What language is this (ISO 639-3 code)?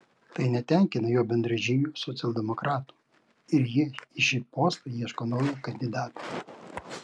lit